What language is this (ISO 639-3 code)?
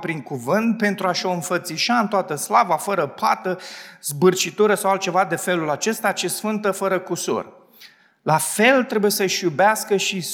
ron